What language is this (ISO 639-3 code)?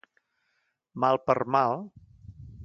cat